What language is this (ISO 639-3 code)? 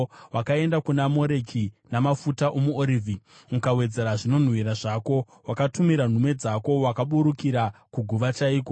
sna